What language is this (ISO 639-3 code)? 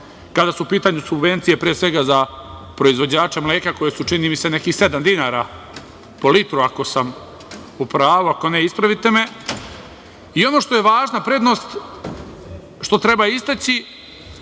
srp